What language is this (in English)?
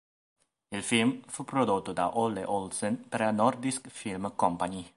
Italian